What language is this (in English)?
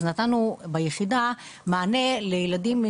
Hebrew